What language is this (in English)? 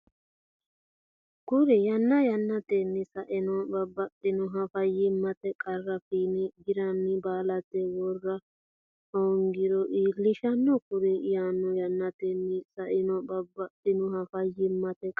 Sidamo